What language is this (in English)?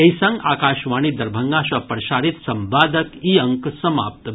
Maithili